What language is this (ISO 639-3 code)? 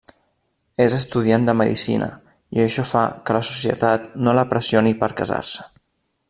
cat